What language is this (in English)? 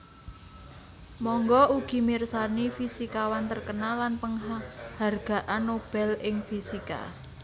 Javanese